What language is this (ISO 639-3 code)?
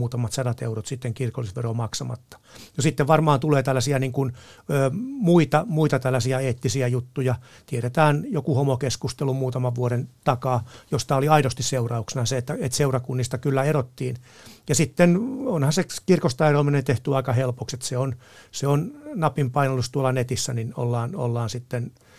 fin